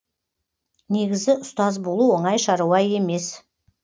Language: Kazakh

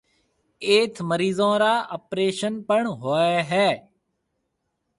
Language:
Marwari (Pakistan)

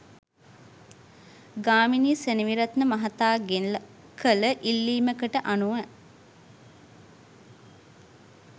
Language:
Sinhala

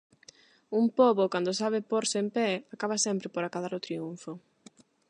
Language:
Galician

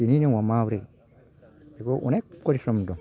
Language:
Bodo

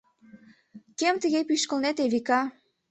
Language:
Mari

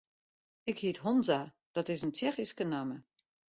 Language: Western Frisian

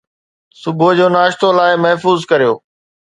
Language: Sindhi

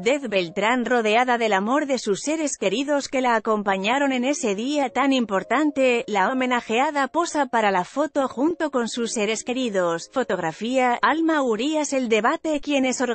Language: Spanish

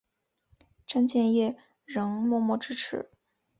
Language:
Chinese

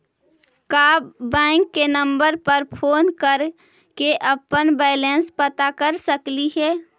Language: Magahi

